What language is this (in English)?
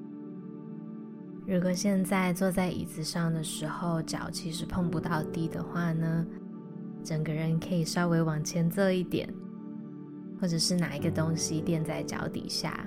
Chinese